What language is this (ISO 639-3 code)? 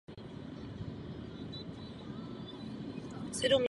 ces